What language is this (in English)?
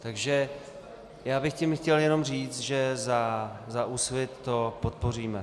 Czech